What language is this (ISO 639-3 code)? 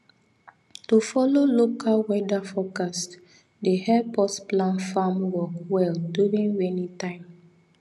pcm